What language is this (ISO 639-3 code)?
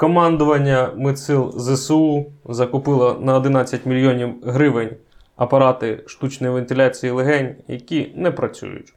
ukr